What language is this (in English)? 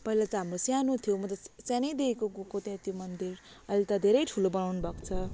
Nepali